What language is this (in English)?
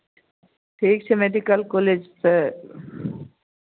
Maithili